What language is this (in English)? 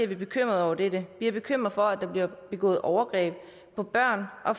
Danish